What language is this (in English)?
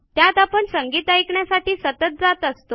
Marathi